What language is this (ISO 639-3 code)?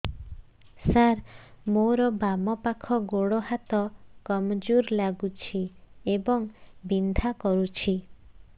ori